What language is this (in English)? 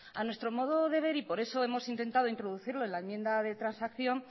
Spanish